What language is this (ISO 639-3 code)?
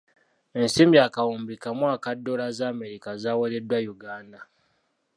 lug